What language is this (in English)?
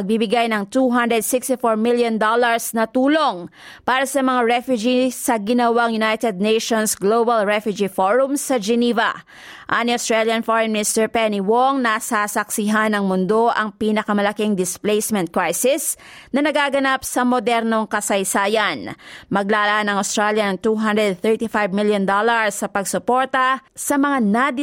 Filipino